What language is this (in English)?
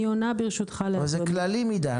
Hebrew